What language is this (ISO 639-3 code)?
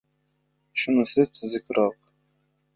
uzb